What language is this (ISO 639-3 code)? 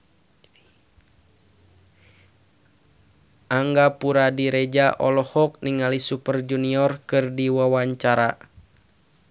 sun